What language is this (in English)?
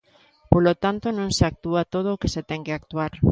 Galician